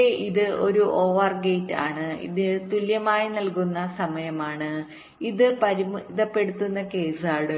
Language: Malayalam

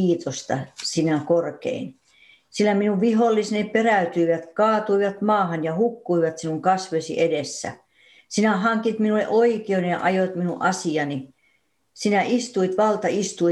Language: Finnish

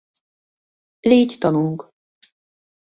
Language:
Hungarian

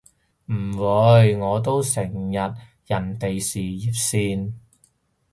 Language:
Cantonese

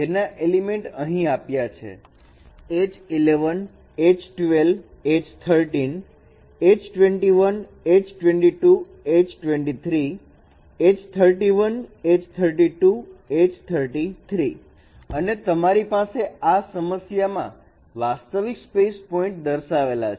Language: Gujarati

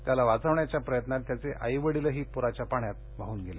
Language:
Marathi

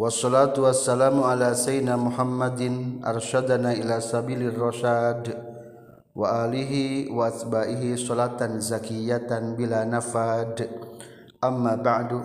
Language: Indonesian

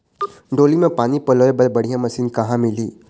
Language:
Chhattisgarhi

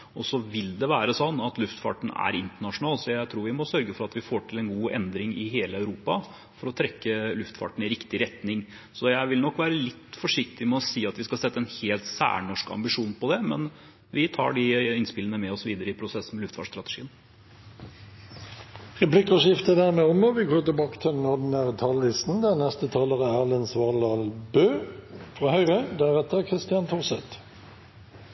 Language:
Norwegian Bokmål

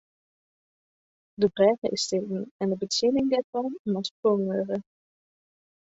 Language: Western Frisian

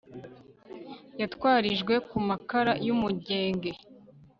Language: Kinyarwanda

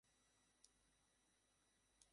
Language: Bangla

